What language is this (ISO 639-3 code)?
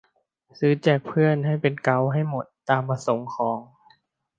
tha